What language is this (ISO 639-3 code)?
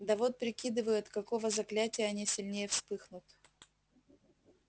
rus